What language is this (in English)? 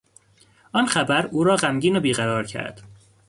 Persian